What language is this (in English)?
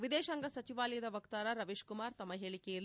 Kannada